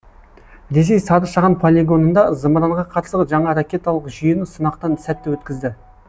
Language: Kazakh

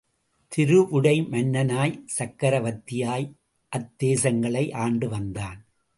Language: Tamil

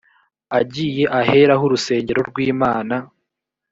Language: Kinyarwanda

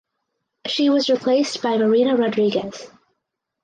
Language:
English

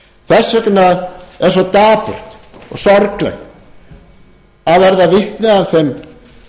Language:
Icelandic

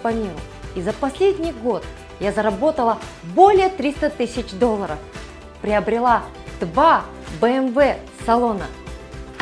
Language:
Russian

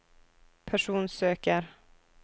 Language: Norwegian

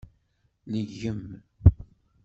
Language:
Kabyle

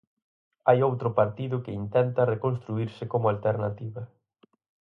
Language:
Galician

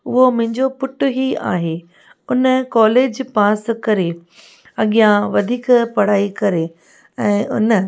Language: Sindhi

